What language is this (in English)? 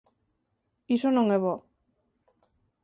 Galician